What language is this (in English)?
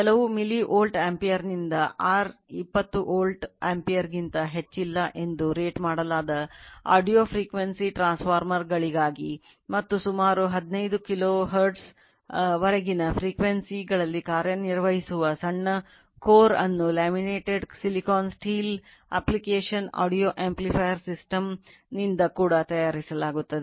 Kannada